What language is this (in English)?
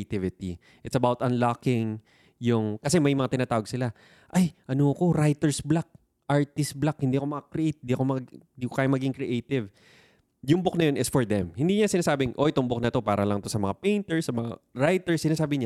Filipino